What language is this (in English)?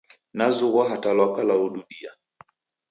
Taita